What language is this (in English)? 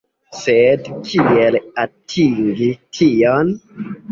Esperanto